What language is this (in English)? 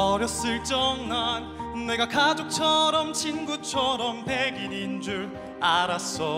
Korean